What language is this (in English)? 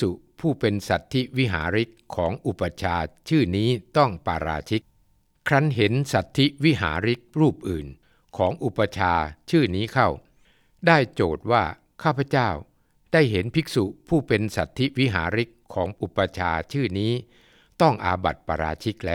Thai